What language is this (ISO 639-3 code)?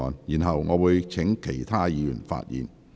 yue